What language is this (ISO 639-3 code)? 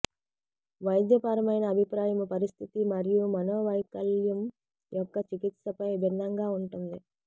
tel